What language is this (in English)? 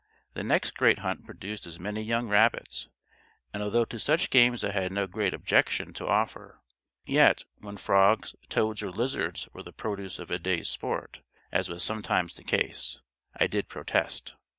English